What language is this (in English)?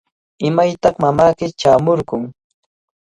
Cajatambo North Lima Quechua